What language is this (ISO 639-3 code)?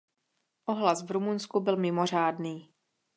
ces